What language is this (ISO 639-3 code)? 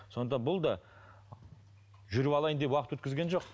kaz